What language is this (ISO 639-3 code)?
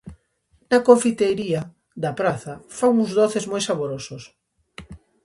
glg